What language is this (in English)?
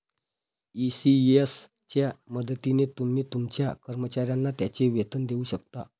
Marathi